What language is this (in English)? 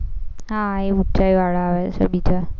Gujarati